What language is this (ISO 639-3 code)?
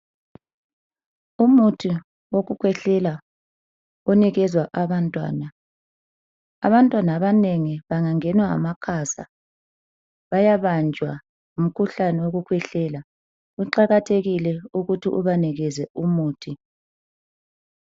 nde